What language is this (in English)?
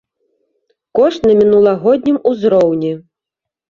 Belarusian